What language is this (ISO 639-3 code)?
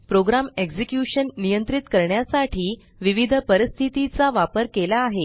mar